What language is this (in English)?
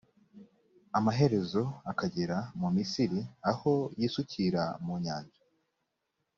Kinyarwanda